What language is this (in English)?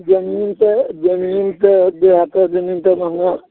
Maithili